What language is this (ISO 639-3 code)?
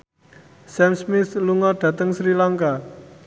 jav